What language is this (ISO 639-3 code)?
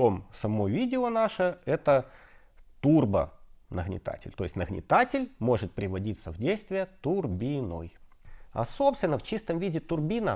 rus